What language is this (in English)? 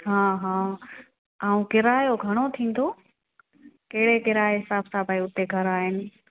Sindhi